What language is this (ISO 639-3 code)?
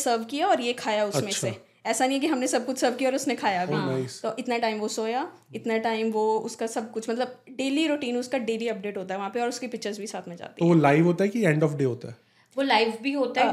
hin